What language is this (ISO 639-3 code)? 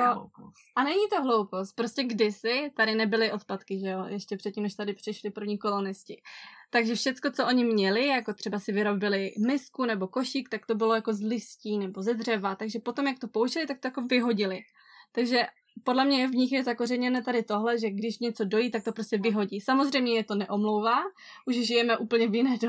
ces